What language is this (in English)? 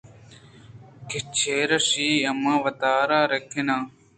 Eastern Balochi